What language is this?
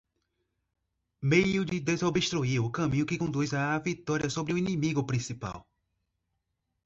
Portuguese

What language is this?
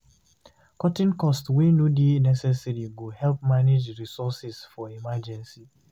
Nigerian Pidgin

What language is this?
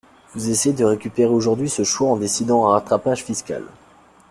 French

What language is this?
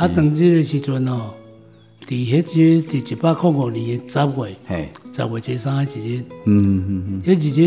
Chinese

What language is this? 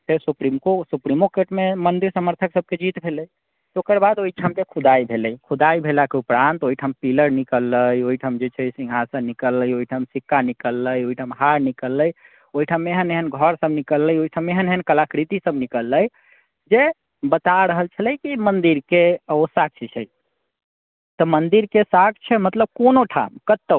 Maithili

